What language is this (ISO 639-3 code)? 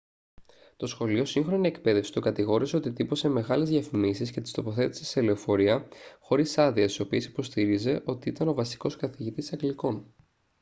ell